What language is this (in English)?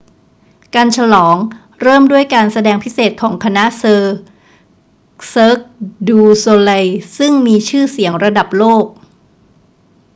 Thai